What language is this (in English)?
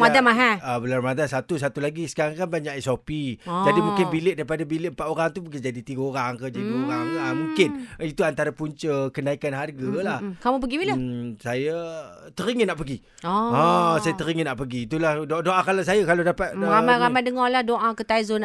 Malay